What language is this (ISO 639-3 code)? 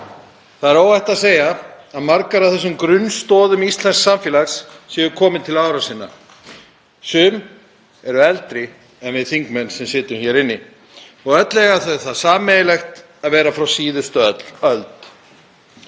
isl